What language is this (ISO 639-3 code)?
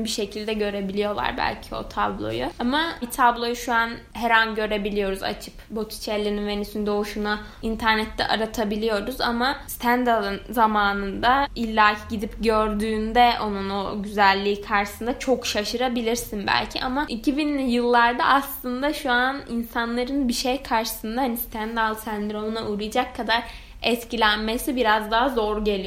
tur